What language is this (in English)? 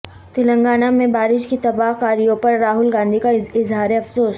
Urdu